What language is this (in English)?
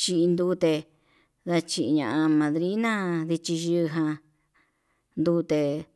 Yutanduchi Mixtec